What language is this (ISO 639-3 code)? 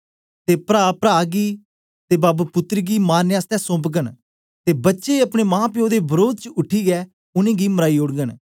doi